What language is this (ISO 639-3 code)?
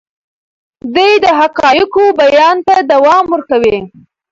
pus